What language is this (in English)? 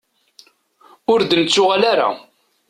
Kabyle